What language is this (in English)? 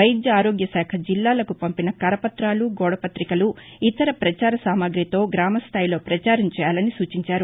Telugu